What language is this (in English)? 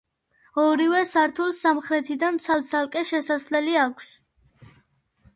Georgian